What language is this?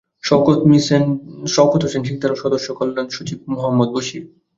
Bangla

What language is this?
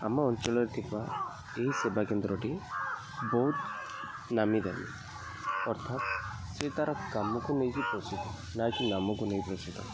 Odia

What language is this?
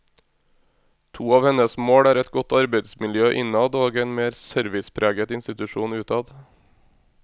Norwegian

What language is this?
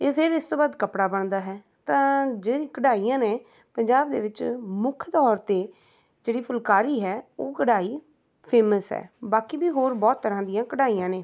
Punjabi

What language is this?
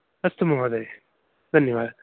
Sanskrit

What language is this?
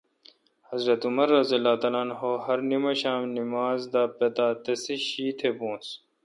Kalkoti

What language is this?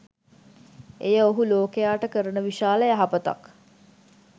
Sinhala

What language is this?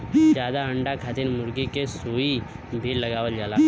Bhojpuri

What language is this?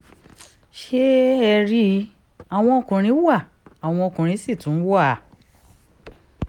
Yoruba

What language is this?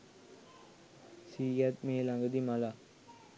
Sinhala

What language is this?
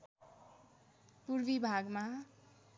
Nepali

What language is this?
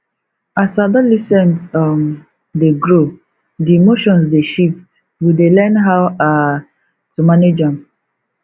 Nigerian Pidgin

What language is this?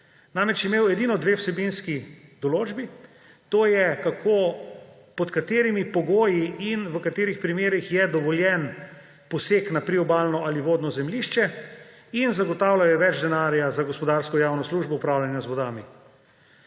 Slovenian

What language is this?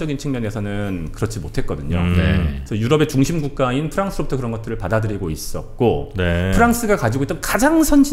Korean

